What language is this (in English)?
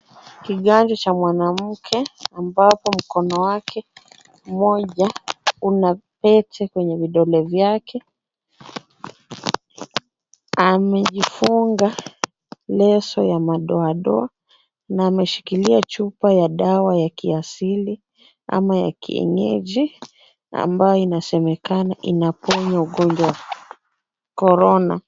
Swahili